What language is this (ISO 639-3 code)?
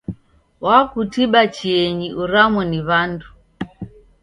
dav